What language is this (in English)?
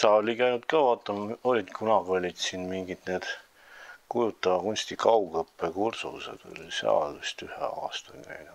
Dutch